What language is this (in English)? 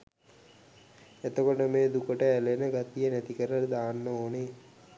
Sinhala